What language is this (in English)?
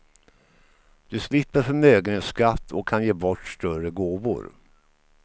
Swedish